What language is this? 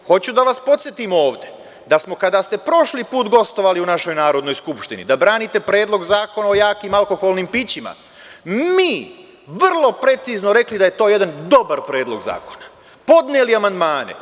Serbian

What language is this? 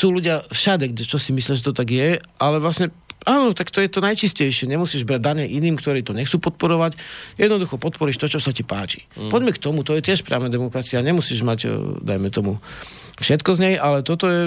Slovak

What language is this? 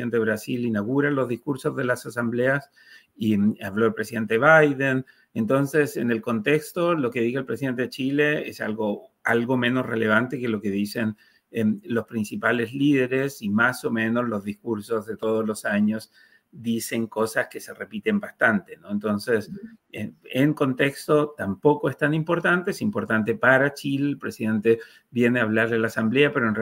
Spanish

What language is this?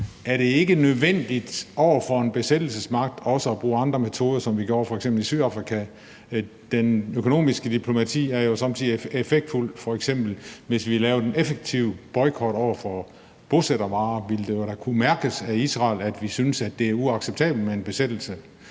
Danish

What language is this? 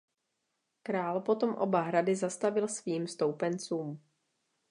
Czech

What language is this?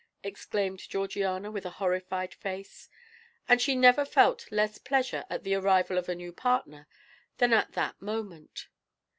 English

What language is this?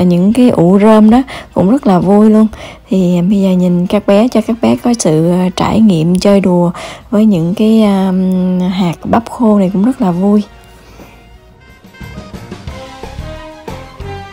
Vietnamese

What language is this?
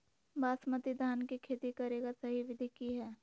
Magahi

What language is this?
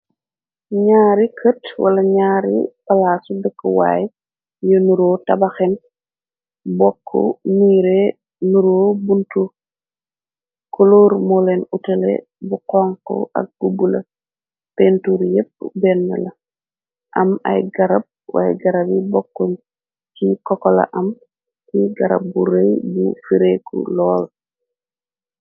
Wolof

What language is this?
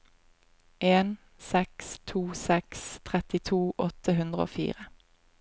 Norwegian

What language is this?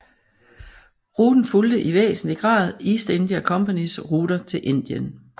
Danish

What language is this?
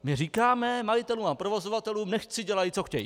Czech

